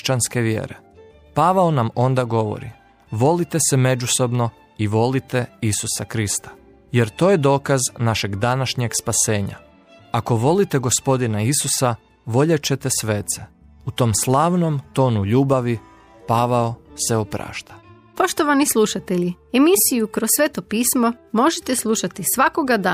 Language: Croatian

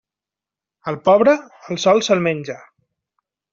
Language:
Catalan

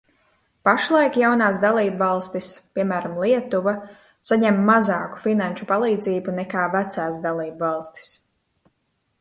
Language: Latvian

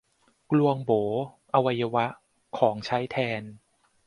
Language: Thai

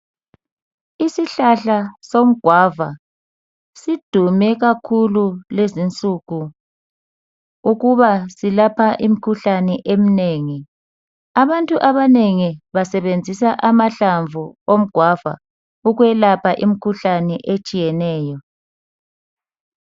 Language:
North Ndebele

